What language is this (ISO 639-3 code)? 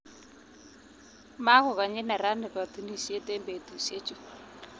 kln